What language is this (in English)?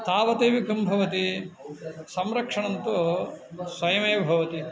Sanskrit